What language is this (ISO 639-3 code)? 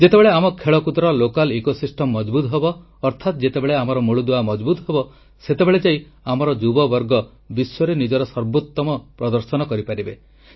ori